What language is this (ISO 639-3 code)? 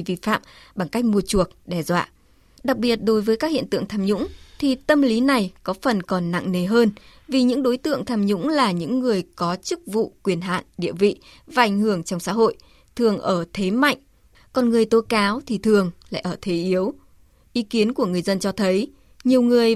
vie